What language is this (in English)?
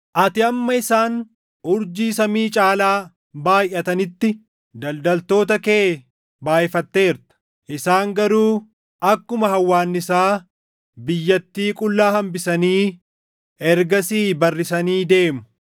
Oromo